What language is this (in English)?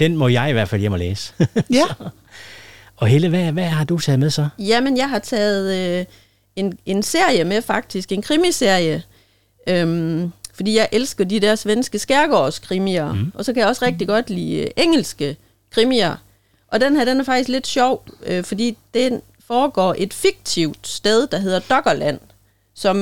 Danish